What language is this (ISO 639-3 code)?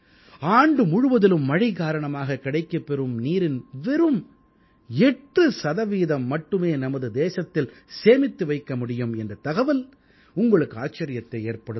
tam